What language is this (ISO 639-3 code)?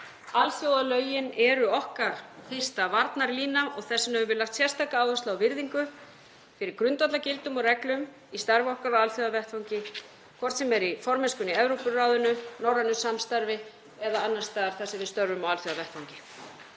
isl